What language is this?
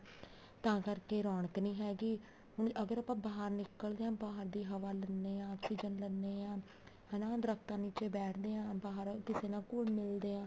Punjabi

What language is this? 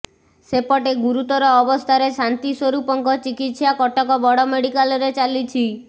Odia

